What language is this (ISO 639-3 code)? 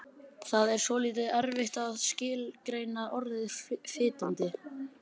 isl